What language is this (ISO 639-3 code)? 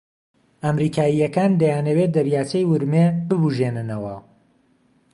ckb